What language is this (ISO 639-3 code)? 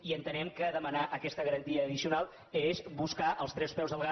cat